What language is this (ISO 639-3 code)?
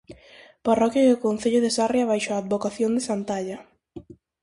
glg